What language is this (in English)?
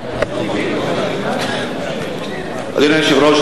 Hebrew